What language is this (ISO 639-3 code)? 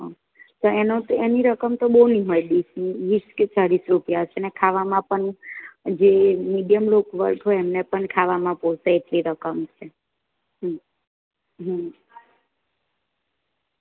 guj